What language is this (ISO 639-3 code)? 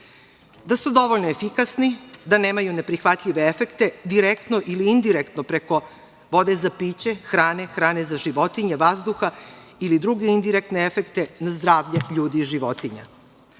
srp